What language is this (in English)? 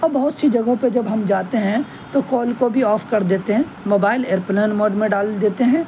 Urdu